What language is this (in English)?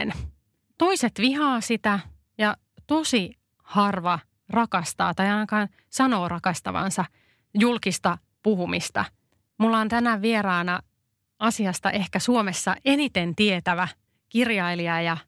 Finnish